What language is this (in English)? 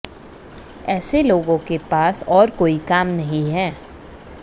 Hindi